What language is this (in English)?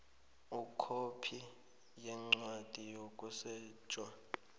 South Ndebele